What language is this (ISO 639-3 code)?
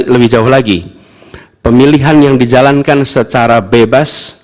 ind